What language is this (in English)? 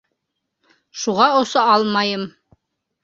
Bashkir